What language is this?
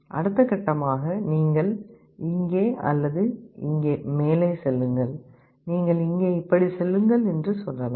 Tamil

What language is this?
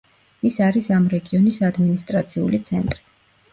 Georgian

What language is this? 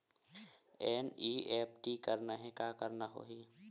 Chhattisgarhi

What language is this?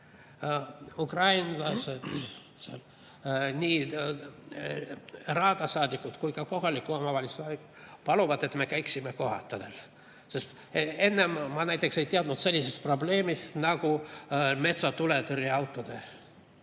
Estonian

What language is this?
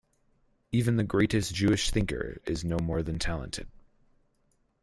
English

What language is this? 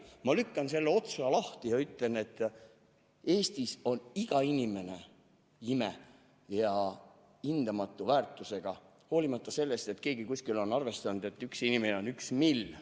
Estonian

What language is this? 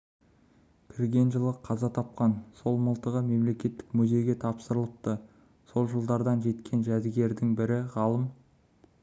Kazakh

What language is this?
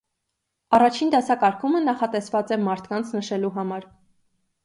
Armenian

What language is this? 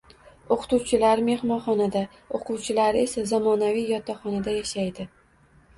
Uzbek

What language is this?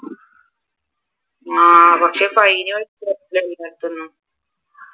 Malayalam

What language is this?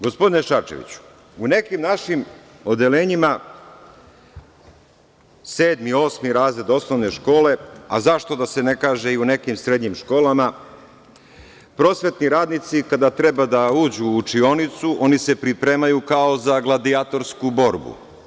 Serbian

